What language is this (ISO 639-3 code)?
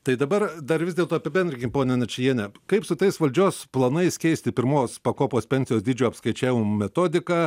lit